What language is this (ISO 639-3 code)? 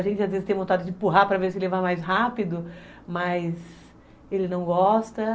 por